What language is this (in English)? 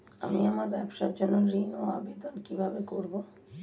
Bangla